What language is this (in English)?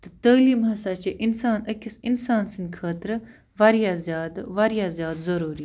Kashmiri